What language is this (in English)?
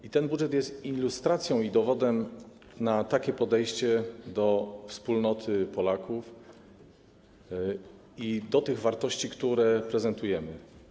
Polish